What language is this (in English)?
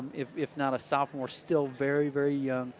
English